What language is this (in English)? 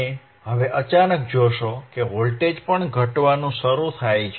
Gujarati